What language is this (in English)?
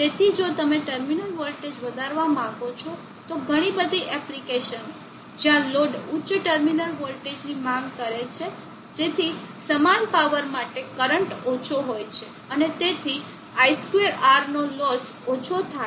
Gujarati